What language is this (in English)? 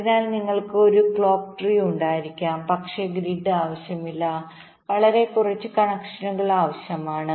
Malayalam